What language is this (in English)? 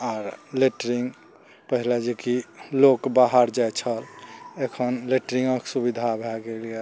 Maithili